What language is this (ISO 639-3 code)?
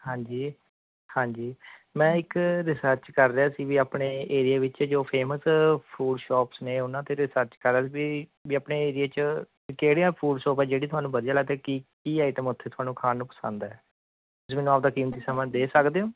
pan